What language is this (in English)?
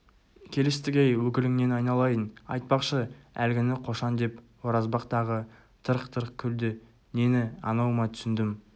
Kazakh